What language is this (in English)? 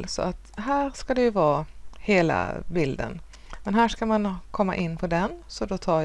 Swedish